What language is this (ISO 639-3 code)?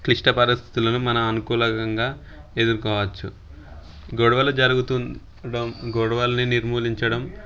tel